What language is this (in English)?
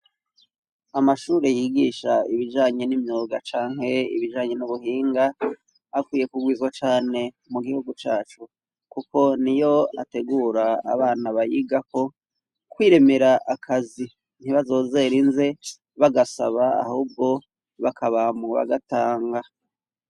Rundi